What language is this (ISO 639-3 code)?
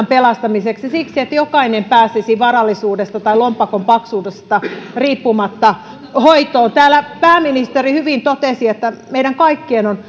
fin